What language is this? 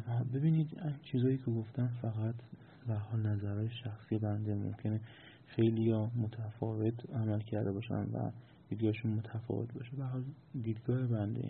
Persian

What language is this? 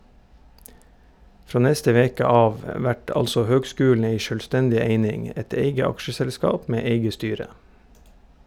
Norwegian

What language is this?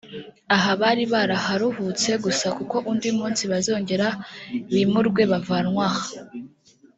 Kinyarwanda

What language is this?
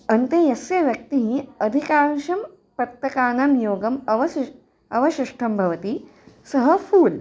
Sanskrit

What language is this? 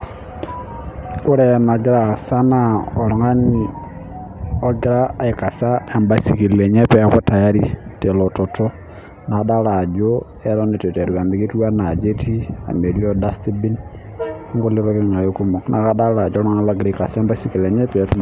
Masai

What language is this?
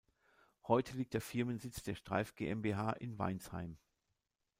German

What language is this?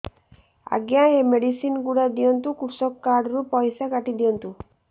Odia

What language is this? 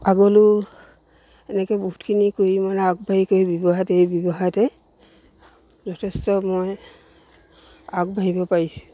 Assamese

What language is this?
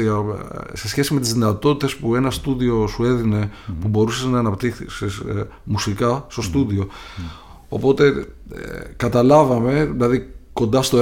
Greek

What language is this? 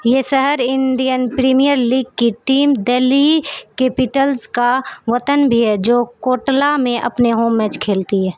Urdu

